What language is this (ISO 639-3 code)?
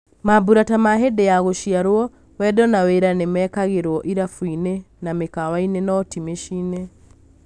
kik